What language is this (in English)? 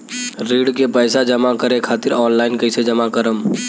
Bhojpuri